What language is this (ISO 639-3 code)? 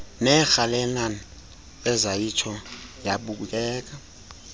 xho